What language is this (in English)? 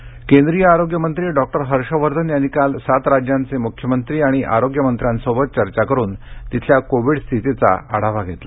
Marathi